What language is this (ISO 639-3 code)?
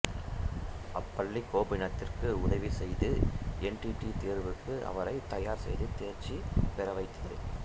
tam